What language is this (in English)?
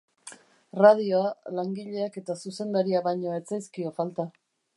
Basque